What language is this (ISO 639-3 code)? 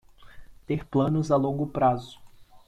por